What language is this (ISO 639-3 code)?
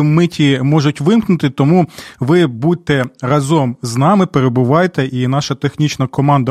ukr